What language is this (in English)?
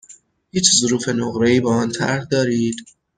Persian